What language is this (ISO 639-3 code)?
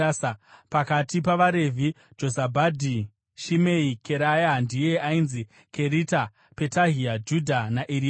sna